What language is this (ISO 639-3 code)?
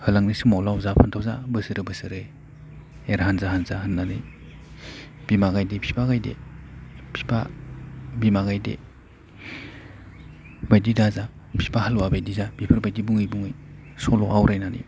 brx